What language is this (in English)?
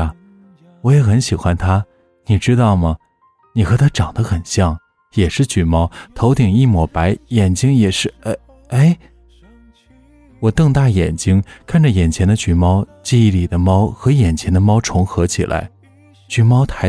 Chinese